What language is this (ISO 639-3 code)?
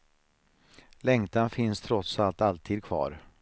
swe